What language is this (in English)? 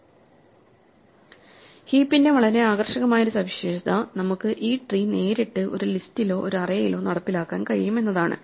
Malayalam